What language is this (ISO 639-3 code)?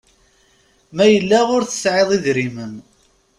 kab